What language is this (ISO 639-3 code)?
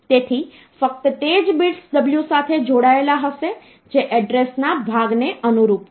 guj